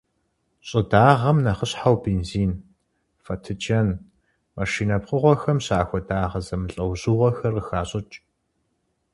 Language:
Kabardian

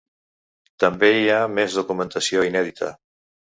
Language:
Catalan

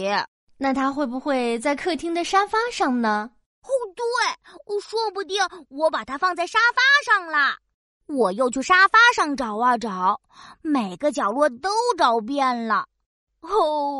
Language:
Chinese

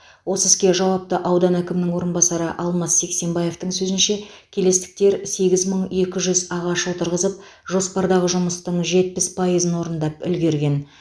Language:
Kazakh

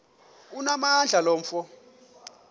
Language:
Xhosa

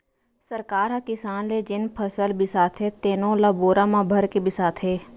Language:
Chhattisgarhi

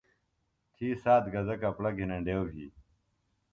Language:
Phalura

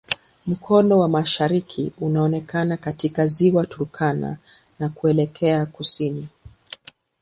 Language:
Swahili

